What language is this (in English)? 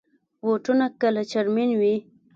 Pashto